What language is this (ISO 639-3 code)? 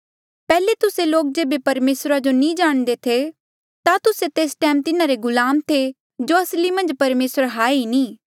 mjl